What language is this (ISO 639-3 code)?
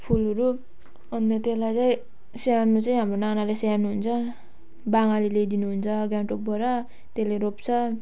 nep